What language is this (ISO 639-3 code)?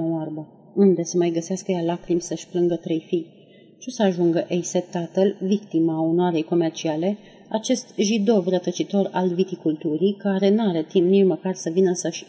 ron